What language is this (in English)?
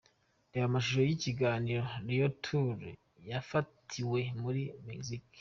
Kinyarwanda